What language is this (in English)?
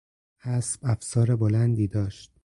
Persian